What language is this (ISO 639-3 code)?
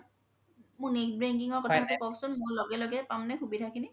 asm